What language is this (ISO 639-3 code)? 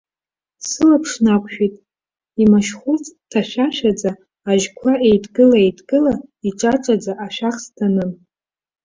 abk